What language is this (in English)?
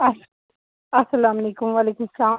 Kashmiri